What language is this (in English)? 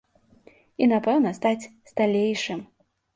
Belarusian